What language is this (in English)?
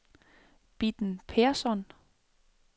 Danish